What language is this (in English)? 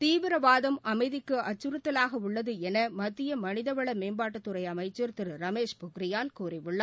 Tamil